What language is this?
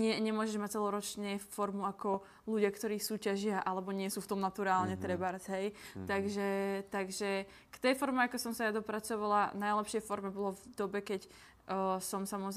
Czech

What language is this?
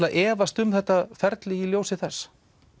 Icelandic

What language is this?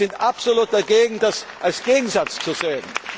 German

